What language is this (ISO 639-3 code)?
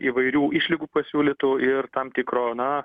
lit